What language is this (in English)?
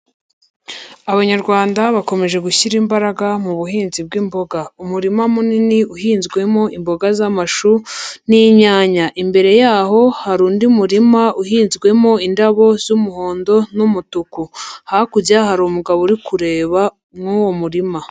Kinyarwanda